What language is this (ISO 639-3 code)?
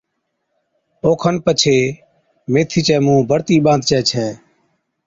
odk